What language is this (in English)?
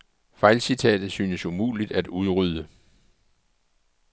Danish